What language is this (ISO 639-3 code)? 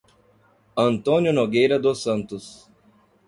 por